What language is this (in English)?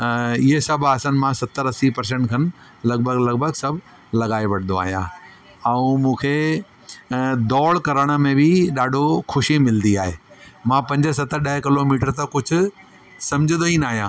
Sindhi